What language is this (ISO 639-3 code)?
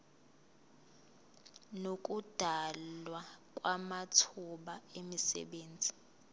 zul